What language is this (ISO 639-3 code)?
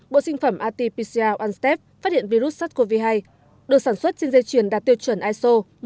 vie